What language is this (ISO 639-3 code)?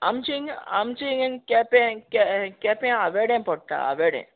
kok